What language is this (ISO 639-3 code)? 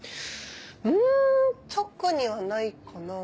jpn